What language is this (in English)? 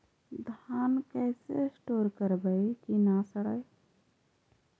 Magahi